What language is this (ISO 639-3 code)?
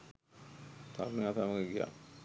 sin